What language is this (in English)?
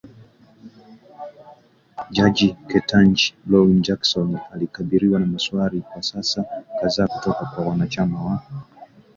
Swahili